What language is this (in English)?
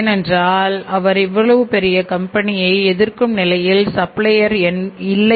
Tamil